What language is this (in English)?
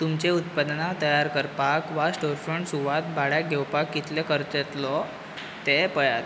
Konkani